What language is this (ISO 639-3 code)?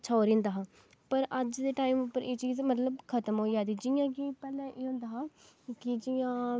doi